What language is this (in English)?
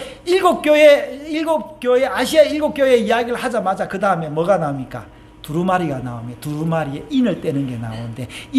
Korean